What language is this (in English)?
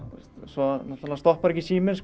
Icelandic